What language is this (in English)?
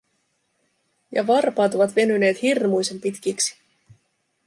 Finnish